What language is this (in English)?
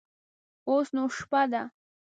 Pashto